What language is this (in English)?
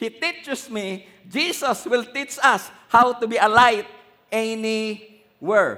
Filipino